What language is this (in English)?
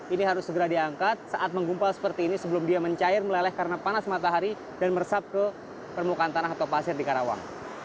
Indonesian